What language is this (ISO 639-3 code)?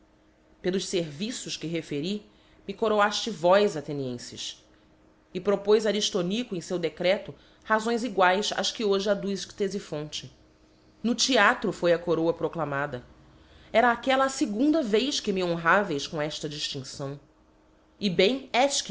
por